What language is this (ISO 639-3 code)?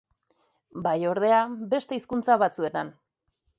eus